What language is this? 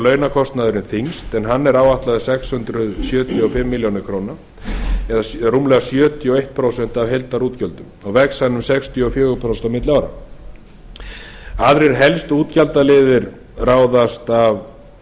Icelandic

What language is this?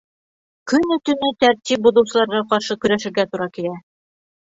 Bashkir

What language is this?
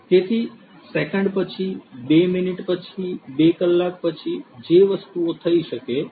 Gujarati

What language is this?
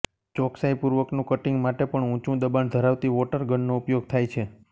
Gujarati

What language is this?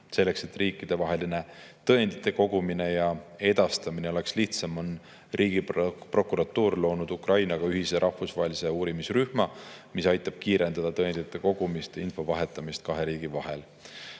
Estonian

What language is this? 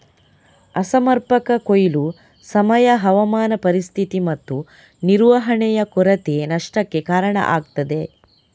Kannada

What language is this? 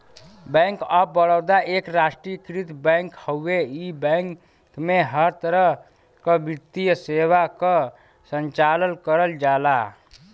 Bhojpuri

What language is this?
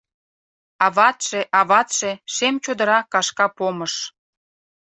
Mari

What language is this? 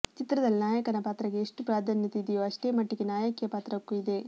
Kannada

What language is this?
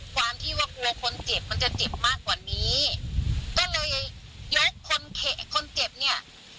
Thai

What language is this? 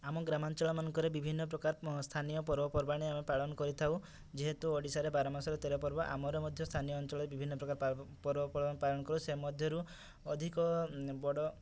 Odia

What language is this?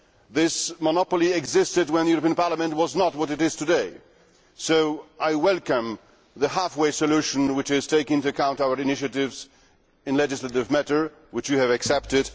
English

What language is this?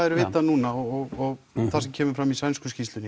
Icelandic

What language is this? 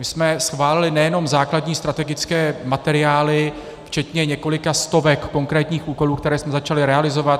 Czech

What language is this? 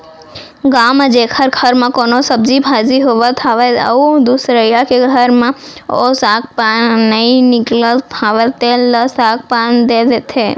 Chhattisgarhi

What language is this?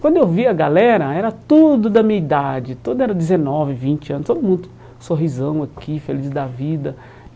Portuguese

